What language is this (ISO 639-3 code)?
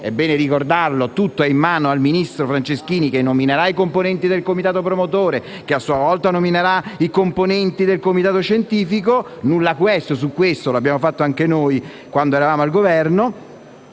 ita